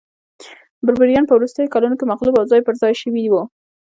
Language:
Pashto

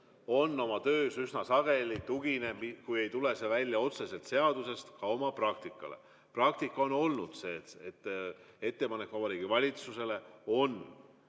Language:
Estonian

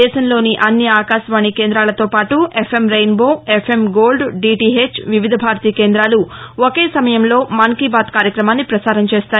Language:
Telugu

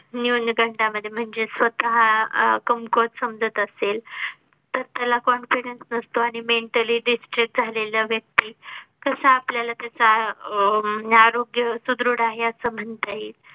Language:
Marathi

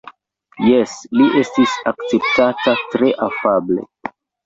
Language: Esperanto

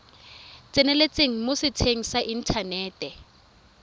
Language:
Tswana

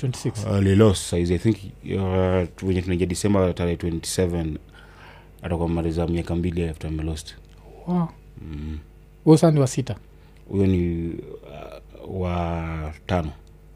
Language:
Swahili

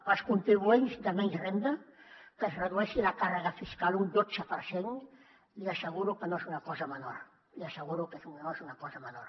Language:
Catalan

